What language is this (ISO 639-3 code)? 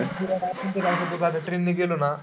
mar